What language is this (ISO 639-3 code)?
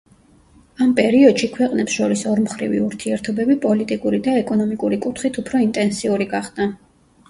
kat